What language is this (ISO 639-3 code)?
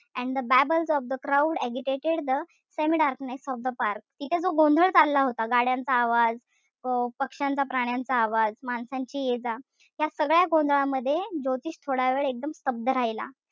mar